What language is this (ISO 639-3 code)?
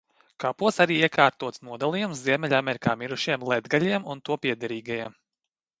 lav